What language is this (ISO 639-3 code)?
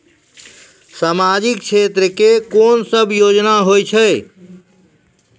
mai